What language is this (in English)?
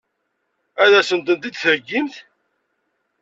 Kabyle